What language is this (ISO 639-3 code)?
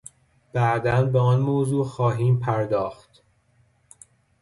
fas